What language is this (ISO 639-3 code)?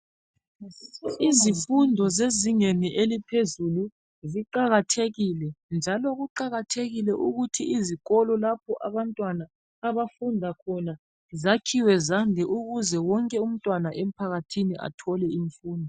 nde